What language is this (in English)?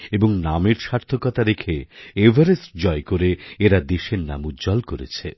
Bangla